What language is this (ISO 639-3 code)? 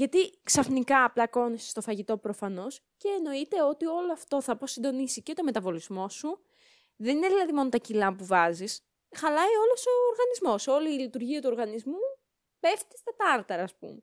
ell